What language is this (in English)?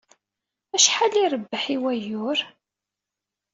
Kabyle